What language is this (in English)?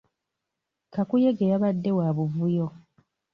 Ganda